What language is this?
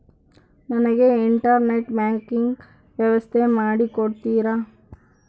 Kannada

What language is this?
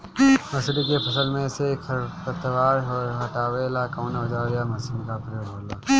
Bhojpuri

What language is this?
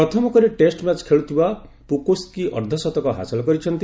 Odia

